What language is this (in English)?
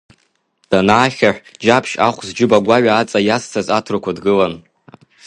Abkhazian